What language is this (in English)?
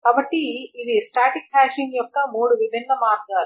Telugu